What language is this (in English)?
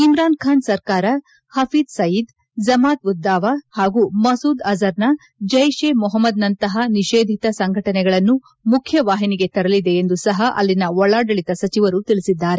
Kannada